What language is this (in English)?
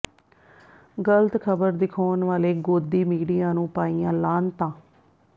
Punjabi